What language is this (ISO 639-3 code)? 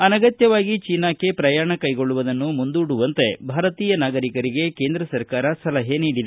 kan